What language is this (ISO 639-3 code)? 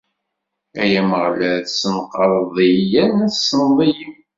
kab